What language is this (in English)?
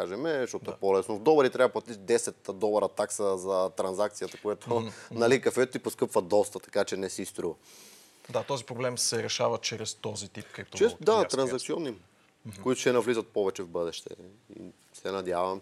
Bulgarian